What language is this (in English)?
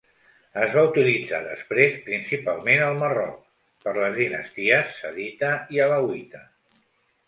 Catalan